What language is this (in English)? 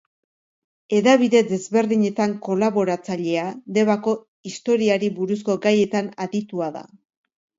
Basque